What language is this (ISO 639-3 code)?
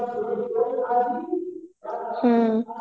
ori